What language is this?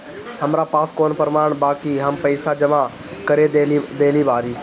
Bhojpuri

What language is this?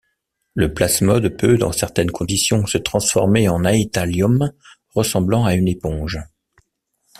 French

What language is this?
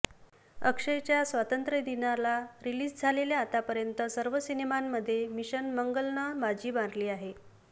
Marathi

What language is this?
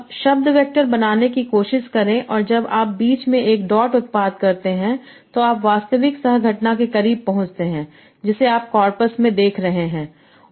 Hindi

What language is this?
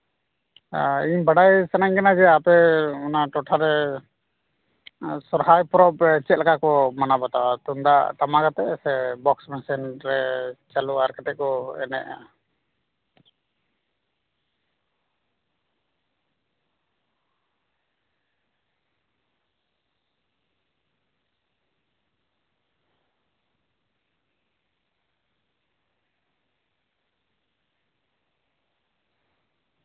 Santali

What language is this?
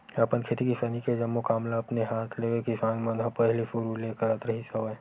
Chhattisgarhi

